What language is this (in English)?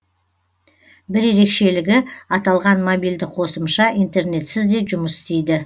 Kazakh